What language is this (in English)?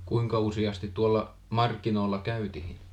Finnish